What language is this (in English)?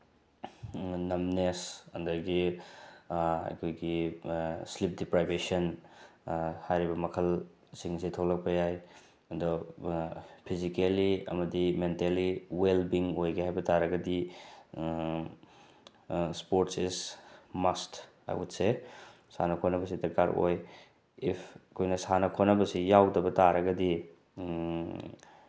Manipuri